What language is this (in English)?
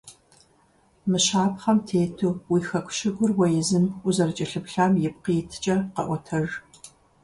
Kabardian